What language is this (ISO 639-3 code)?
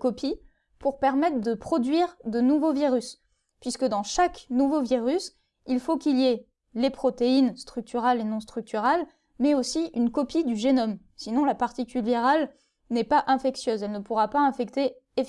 fra